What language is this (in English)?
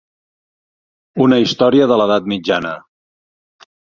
Catalan